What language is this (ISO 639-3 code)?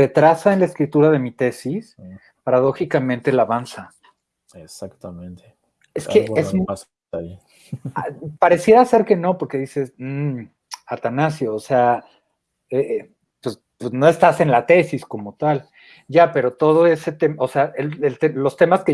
spa